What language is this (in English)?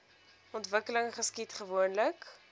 Afrikaans